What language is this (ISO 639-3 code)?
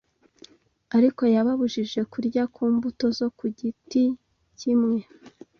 kin